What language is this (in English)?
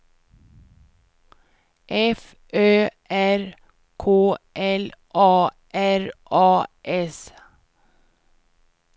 Swedish